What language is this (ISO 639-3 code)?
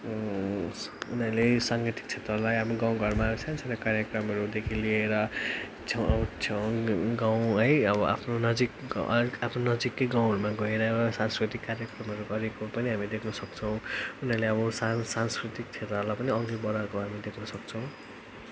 nep